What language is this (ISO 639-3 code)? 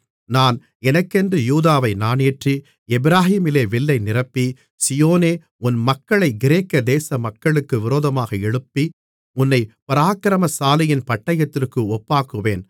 tam